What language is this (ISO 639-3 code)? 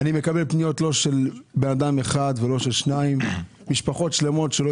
heb